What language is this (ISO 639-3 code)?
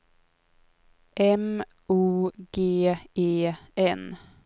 swe